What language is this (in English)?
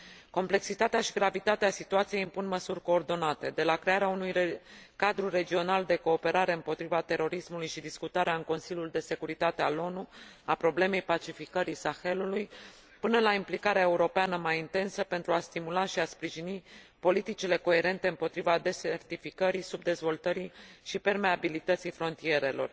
Romanian